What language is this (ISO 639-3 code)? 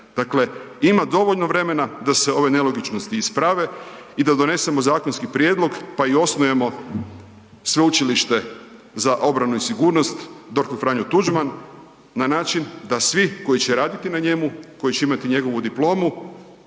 hrv